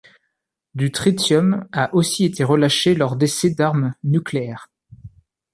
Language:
French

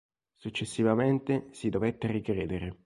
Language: Italian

